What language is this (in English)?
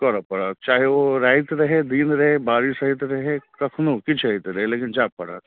Maithili